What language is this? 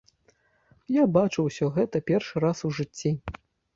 Belarusian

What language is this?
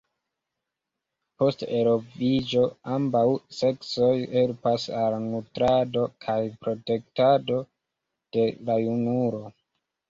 Esperanto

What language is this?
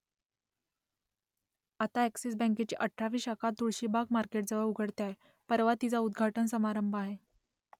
Marathi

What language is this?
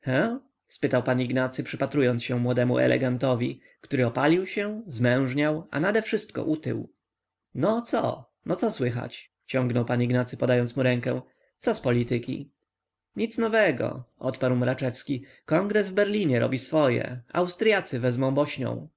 Polish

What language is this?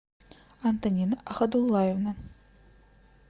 Russian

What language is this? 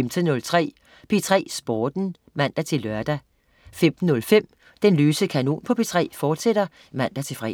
Danish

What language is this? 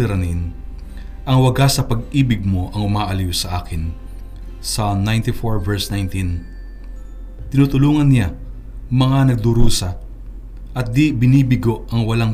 Filipino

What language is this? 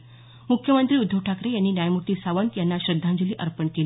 Marathi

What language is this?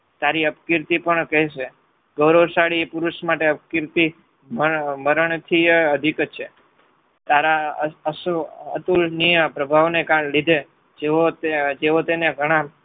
Gujarati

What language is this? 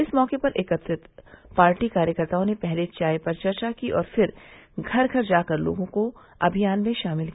Hindi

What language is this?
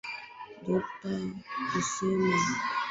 Swahili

